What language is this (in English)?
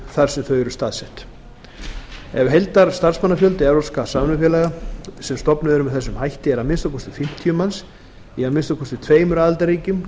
Icelandic